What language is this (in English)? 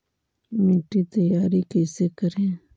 Magahi